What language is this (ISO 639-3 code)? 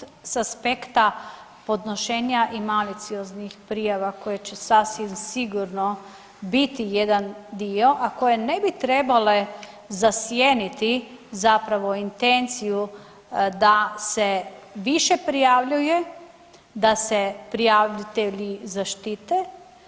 hrv